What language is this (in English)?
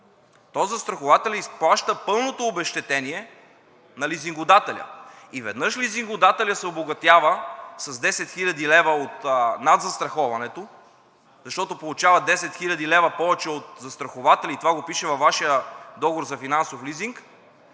Bulgarian